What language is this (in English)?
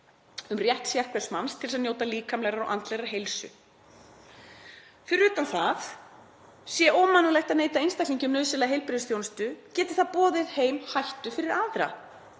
Icelandic